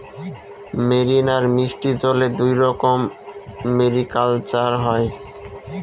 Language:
Bangla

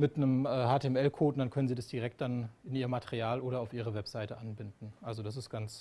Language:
German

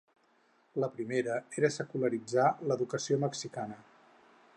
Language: Catalan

